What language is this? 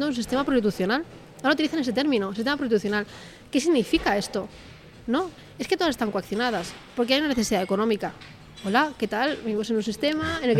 Spanish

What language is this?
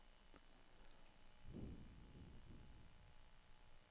Norwegian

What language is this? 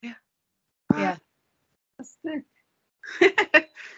Welsh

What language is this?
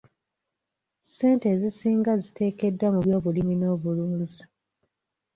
Ganda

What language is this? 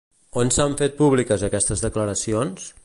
Catalan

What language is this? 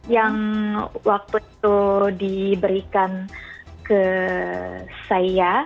Indonesian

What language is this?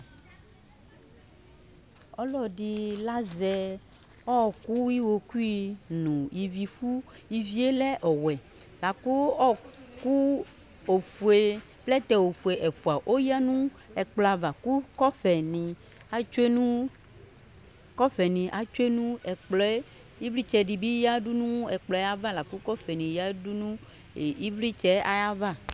Ikposo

